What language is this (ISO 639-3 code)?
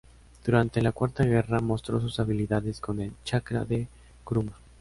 spa